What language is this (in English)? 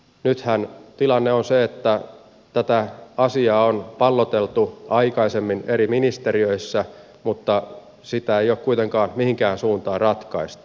Finnish